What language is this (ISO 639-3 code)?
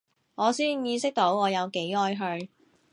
yue